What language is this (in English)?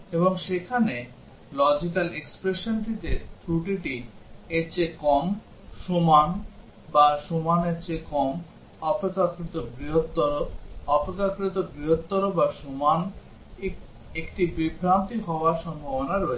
Bangla